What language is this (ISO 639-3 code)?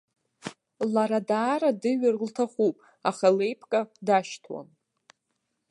abk